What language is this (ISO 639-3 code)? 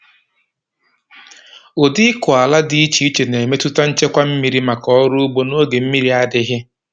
ibo